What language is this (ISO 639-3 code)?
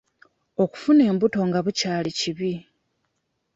lug